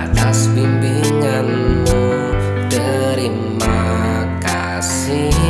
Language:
Indonesian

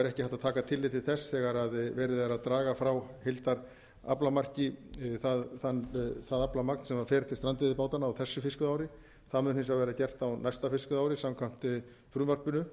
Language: Icelandic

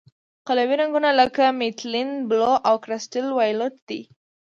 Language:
Pashto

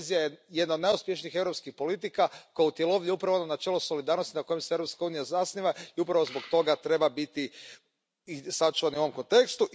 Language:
Croatian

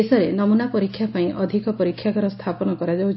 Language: Odia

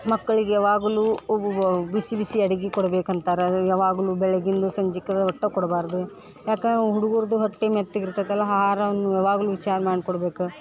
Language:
Kannada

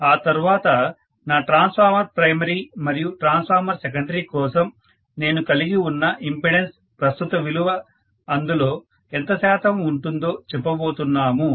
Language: Telugu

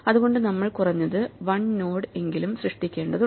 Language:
Malayalam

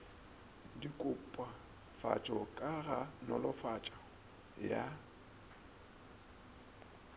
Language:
Northern Sotho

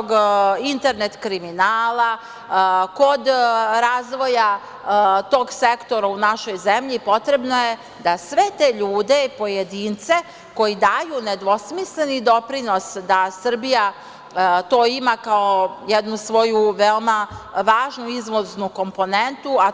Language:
Serbian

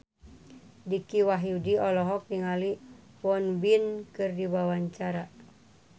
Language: Sundanese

